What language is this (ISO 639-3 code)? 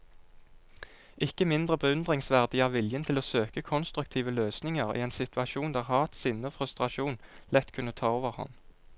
nor